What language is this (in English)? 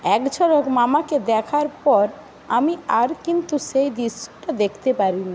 Bangla